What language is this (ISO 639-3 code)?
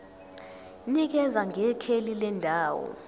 zul